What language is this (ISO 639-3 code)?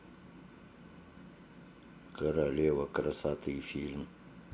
rus